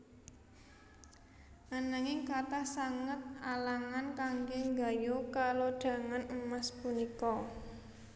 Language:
Javanese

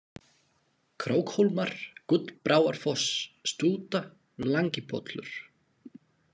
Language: Icelandic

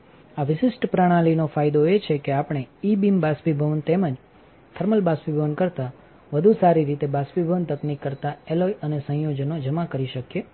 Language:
Gujarati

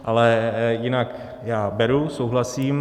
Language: Czech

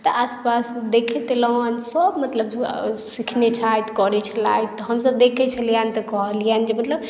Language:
Maithili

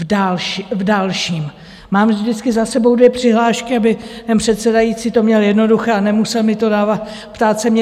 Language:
Czech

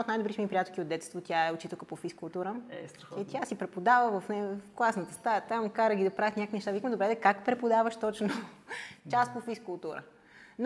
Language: Bulgarian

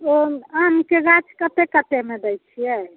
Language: Maithili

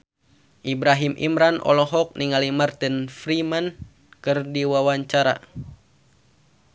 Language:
Sundanese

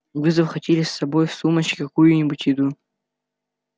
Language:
Russian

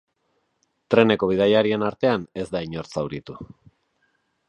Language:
Basque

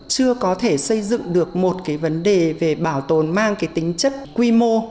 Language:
Vietnamese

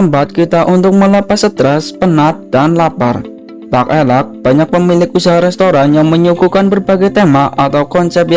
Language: Indonesian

